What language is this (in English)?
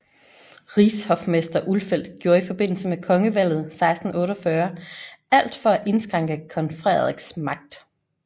Danish